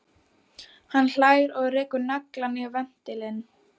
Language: Icelandic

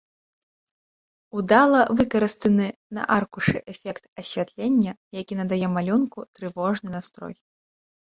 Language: Belarusian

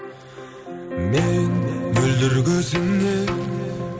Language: Kazakh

